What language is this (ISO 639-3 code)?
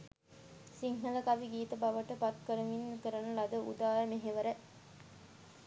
sin